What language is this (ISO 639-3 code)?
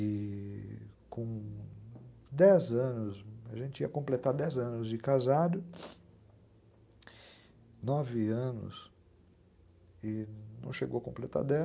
por